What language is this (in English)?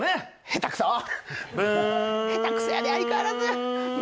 Japanese